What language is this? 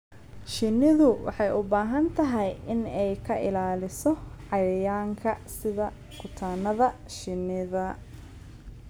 Somali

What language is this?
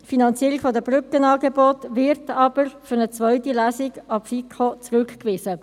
Swiss German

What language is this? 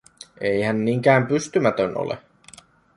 Finnish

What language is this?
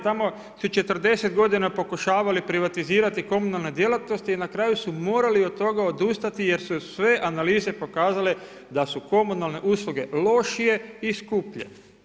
Croatian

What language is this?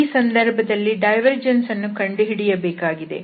Kannada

